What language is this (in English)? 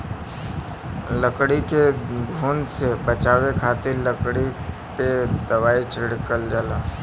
Bhojpuri